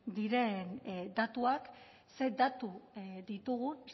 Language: Basque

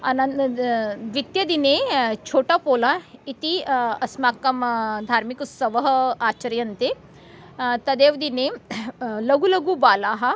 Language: Sanskrit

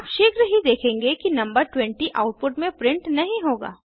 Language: Hindi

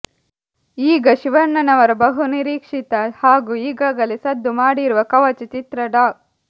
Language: Kannada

